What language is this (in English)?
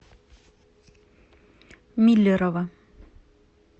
Russian